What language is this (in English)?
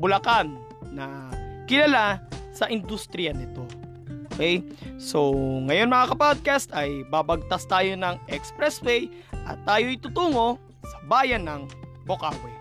Filipino